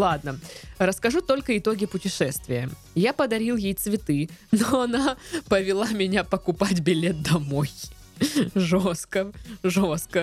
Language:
Russian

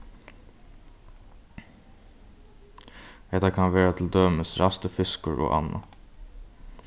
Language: Faroese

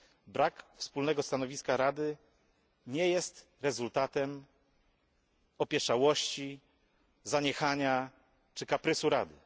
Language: Polish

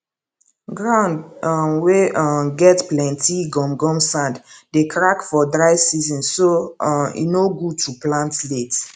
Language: Nigerian Pidgin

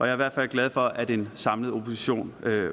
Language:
Danish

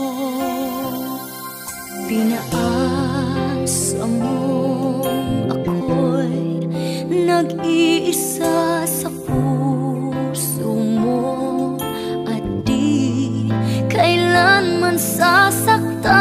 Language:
Thai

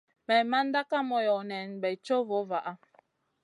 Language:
Masana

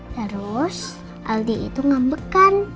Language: Indonesian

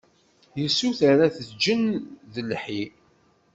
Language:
Kabyle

